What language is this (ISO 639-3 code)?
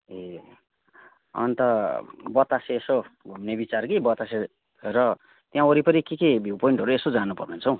nep